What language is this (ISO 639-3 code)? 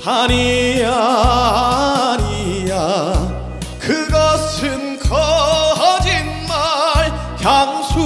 kor